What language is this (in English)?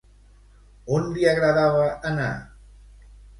Catalan